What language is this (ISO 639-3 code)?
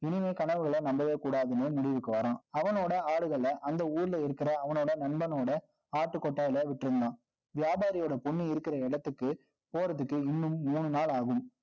tam